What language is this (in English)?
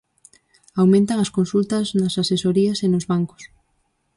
Galician